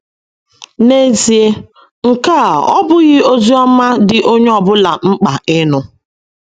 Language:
Igbo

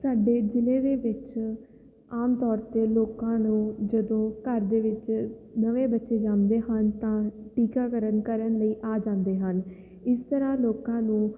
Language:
Punjabi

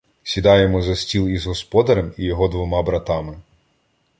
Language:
Ukrainian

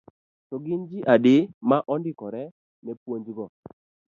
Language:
Luo (Kenya and Tanzania)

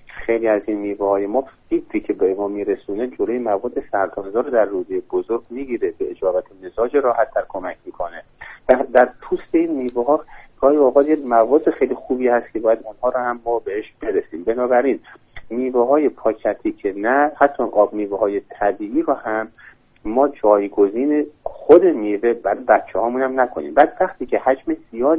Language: Persian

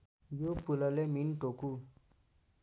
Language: Nepali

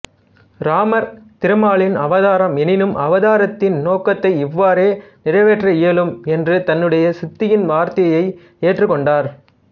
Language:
Tamil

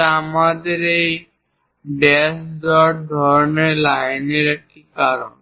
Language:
Bangla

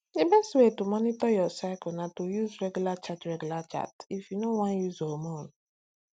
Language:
Nigerian Pidgin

